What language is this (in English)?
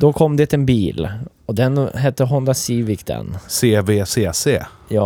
Swedish